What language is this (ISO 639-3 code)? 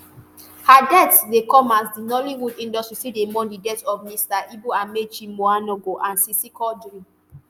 pcm